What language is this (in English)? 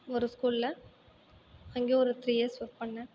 Tamil